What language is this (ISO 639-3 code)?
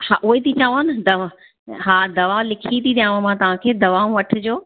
snd